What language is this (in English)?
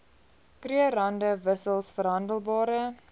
Afrikaans